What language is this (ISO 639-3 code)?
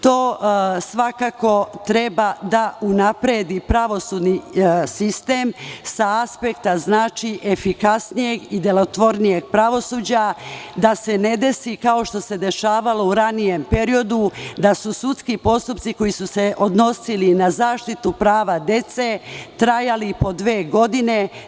srp